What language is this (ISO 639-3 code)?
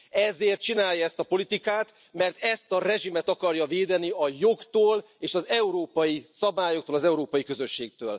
hun